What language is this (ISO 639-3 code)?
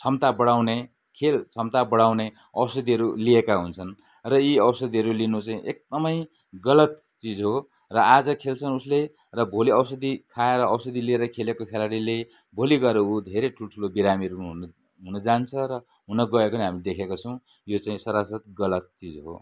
nep